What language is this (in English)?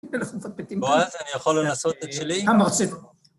Hebrew